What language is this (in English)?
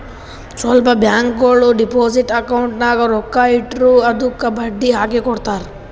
Kannada